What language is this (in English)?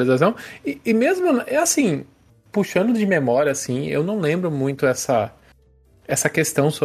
Portuguese